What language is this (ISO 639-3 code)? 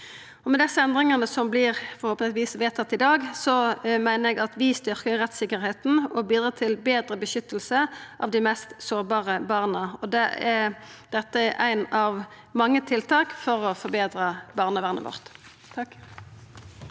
nor